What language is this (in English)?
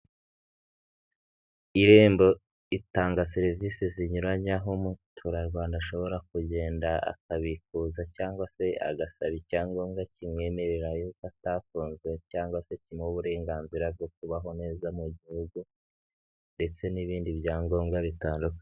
Kinyarwanda